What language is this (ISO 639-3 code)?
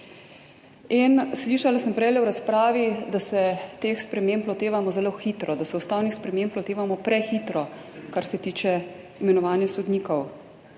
slv